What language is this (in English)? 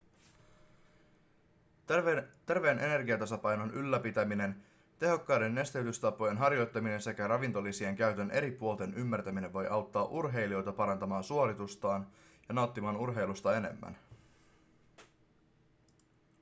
Finnish